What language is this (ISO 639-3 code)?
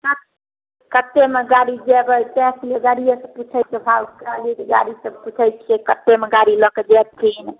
mai